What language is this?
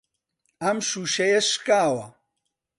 Central Kurdish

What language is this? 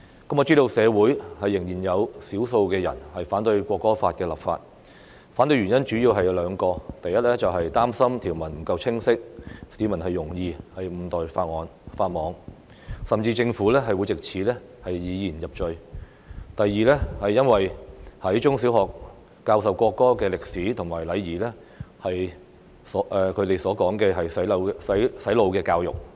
Cantonese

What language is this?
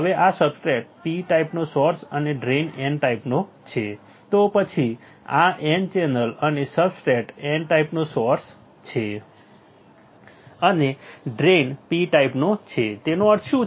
Gujarati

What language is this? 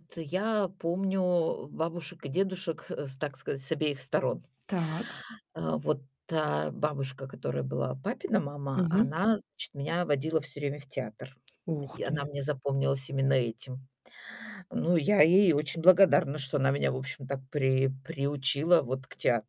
Russian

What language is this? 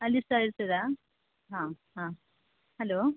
Kannada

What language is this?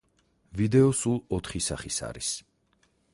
Georgian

